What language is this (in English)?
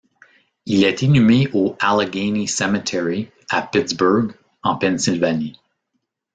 French